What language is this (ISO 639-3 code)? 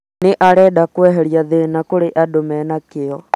kik